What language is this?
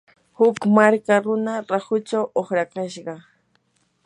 Yanahuanca Pasco Quechua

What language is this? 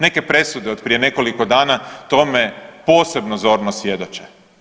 Croatian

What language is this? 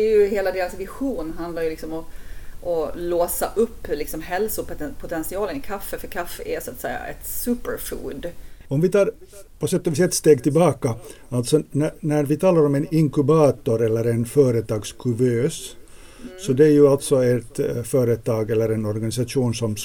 Swedish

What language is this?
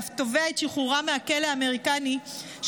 Hebrew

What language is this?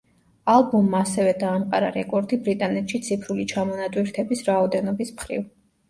Georgian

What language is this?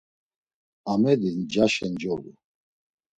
Laz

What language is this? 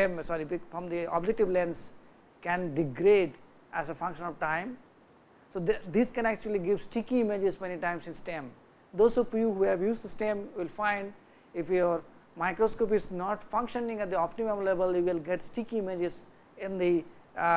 English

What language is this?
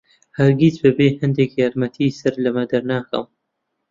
Central Kurdish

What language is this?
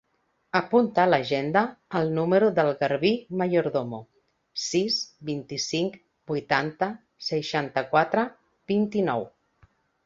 Catalan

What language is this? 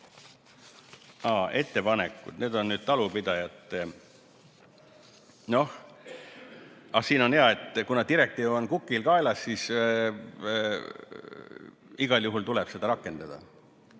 Estonian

